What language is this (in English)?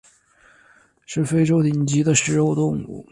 Chinese